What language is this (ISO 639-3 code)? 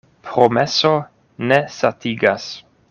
epo